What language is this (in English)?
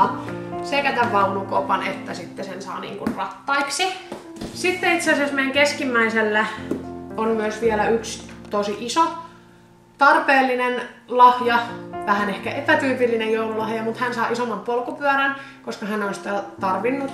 Finnish